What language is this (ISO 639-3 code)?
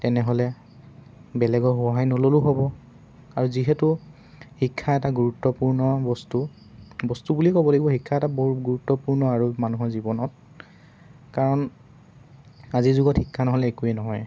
asm